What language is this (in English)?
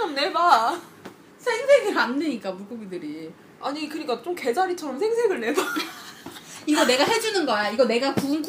Korean